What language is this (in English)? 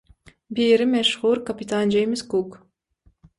Turkmen